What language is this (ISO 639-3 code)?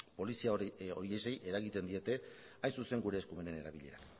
eus